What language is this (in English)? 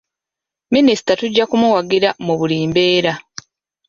Ganda